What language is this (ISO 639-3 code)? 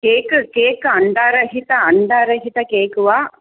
san